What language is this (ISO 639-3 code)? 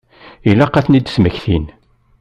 kab